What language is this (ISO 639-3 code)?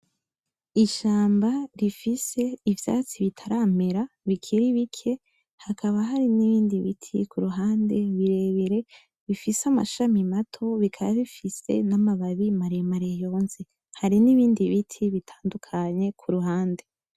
run